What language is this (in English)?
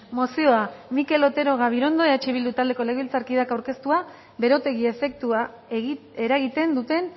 Basque